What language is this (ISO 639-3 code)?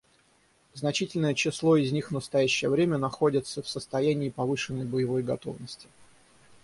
rus